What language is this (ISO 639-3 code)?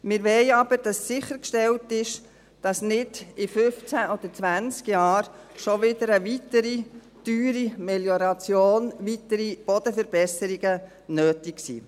gsw